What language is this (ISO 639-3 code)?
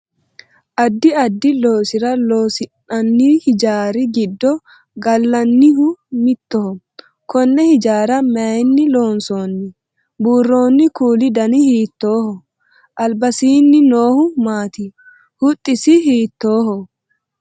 sid